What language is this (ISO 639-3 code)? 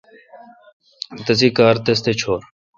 xka